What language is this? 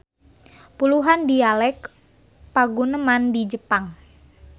Sundanese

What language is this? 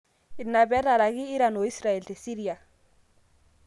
Masai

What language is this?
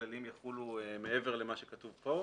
Hebrew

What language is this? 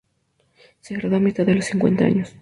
Spanish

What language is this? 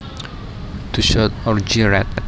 Javanese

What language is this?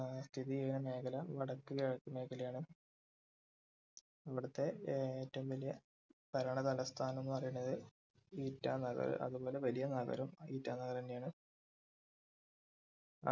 Malayalam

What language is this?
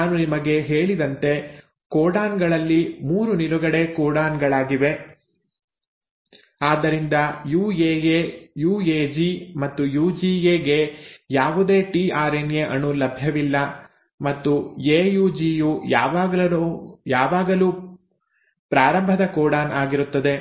Kannada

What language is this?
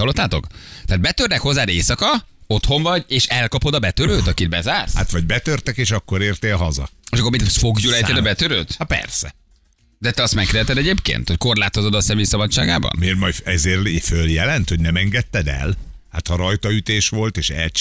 Hungarian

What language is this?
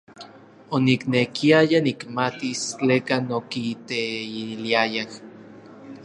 Orizaba Nahuatl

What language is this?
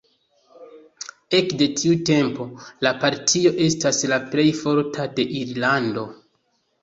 Esperanto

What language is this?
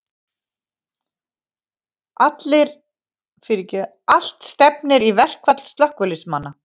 Icelandic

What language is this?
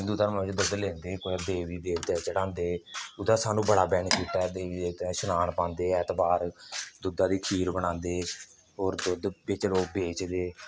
Dogri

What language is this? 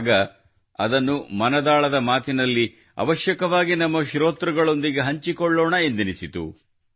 Kannada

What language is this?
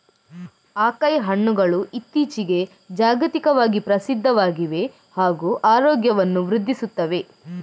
Kannada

